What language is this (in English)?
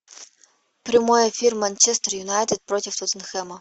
Russian